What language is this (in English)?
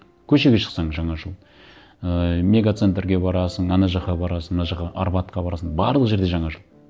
Kazakh